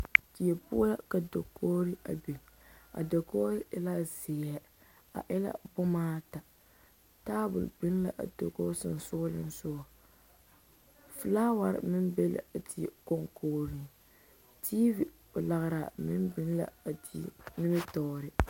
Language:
Southern Dagaare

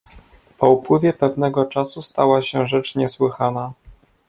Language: Polish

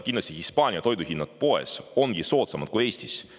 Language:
Estonian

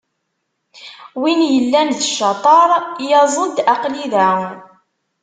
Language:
Kabyle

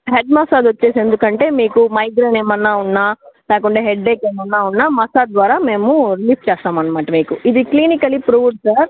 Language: Telugu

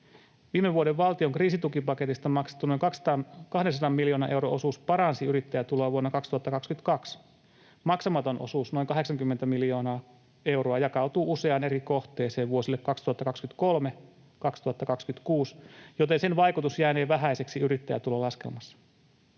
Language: Finnish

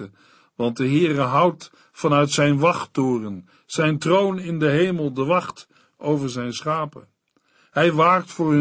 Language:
Dutch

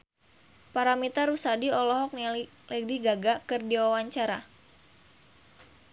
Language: Sundanese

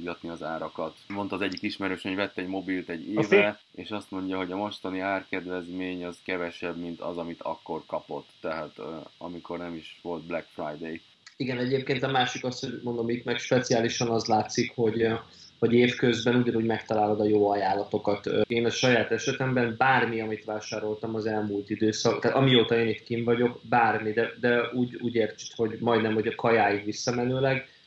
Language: Hungarian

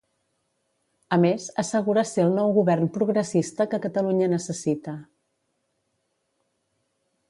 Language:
Catalan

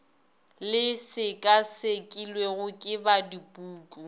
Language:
Northern Sotho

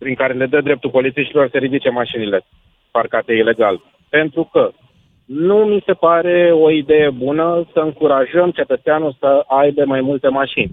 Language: Romanian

